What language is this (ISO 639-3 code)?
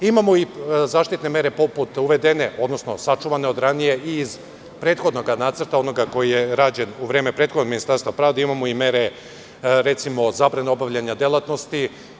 srp